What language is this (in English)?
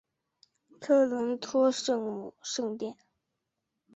Chinese